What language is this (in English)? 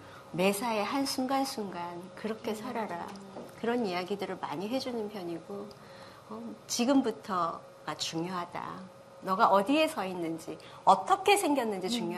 Korean